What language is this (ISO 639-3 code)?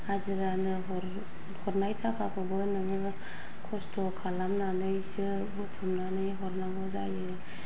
brx